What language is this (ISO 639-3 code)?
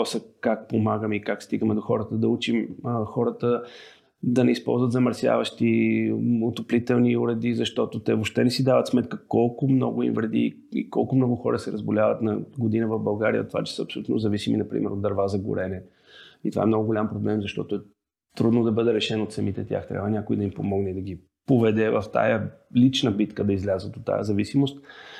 bul